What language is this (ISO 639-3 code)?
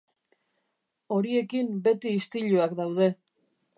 eus